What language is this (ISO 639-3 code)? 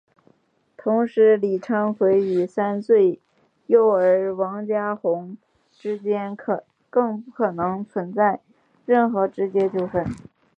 zho